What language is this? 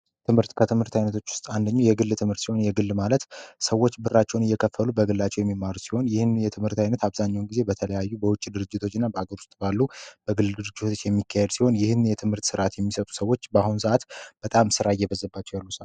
Amharic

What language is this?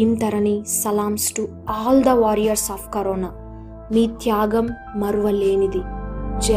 Telugu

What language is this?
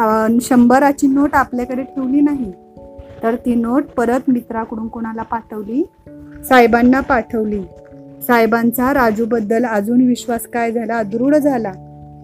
Marathi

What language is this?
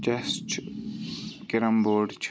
Kashmiri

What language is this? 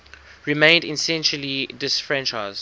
English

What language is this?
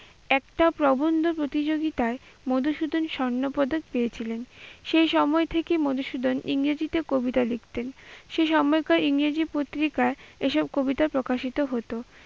Bangla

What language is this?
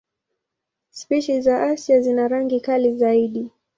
Swahili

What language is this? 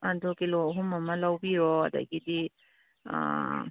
Manipuri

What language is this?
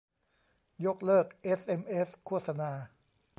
Thai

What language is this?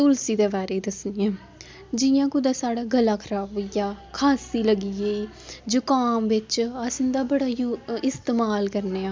Dogri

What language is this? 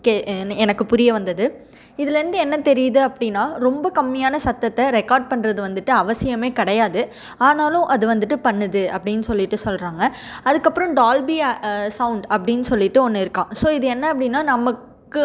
Tamil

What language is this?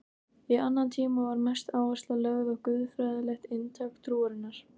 Icelandic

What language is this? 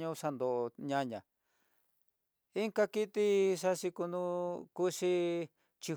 Tidaá Mixtec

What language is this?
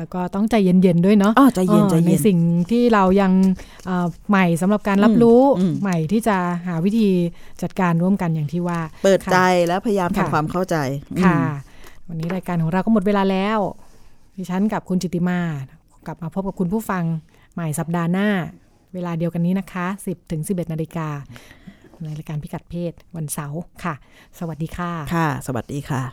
Thai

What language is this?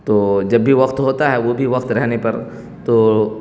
Urdu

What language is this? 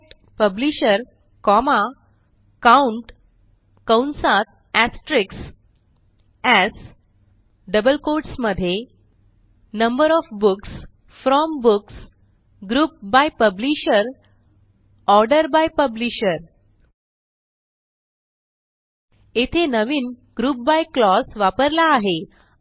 Marathi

